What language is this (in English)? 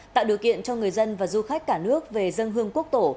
Vietnamese